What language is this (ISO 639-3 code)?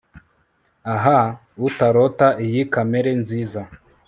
kin